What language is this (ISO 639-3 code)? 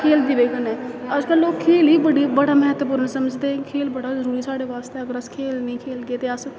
doi